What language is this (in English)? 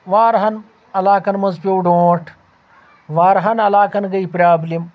Kashmiri